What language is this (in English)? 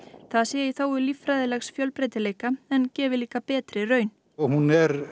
Icelandic